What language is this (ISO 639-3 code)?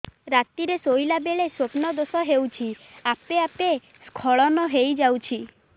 ori